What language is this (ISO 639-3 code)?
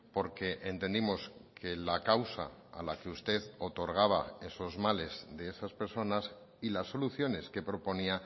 spa